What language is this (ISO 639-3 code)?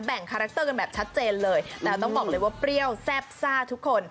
tha